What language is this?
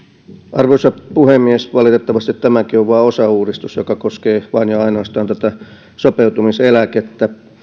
Finnish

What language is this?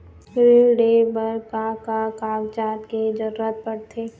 Chhattisgarhi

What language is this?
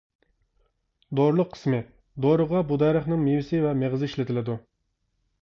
Uyghur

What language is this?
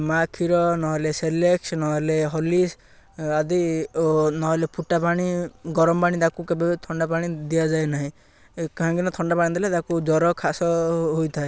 Odia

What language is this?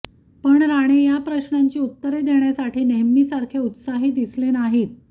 Marathi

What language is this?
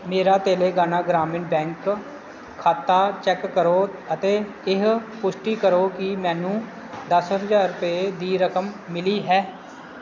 Punjabi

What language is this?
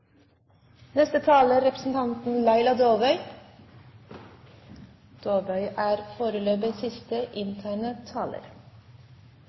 Norwegian Bokmål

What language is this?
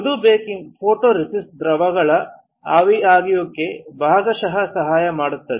Kannada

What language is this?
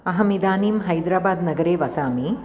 Sanskrit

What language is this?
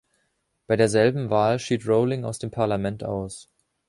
German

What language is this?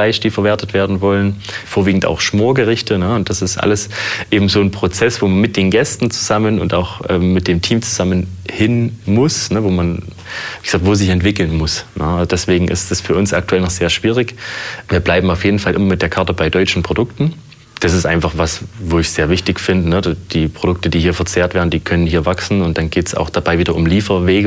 German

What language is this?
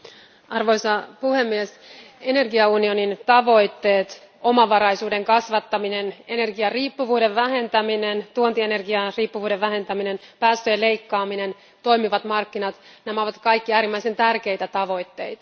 Finnish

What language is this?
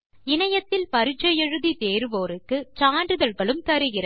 Tamil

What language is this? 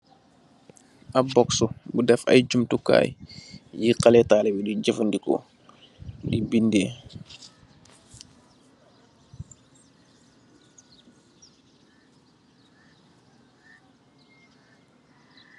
Wolof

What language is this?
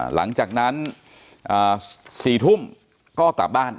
Thai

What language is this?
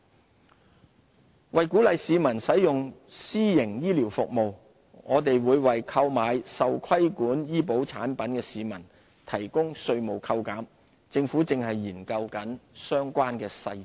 Cantonese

